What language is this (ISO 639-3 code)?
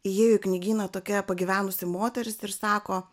lit